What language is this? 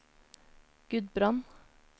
Norwegian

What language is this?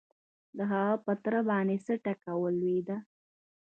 Pashto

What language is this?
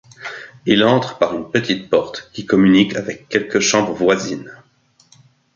French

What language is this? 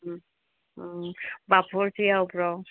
Manipuri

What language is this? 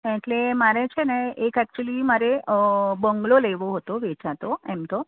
Gujarati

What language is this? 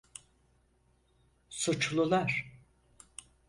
Turkish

